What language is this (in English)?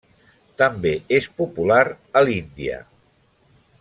Catalan